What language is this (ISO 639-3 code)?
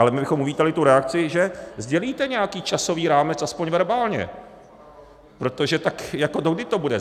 ces